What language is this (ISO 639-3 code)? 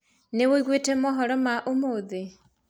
kik